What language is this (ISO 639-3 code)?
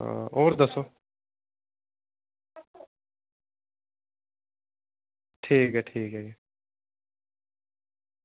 doi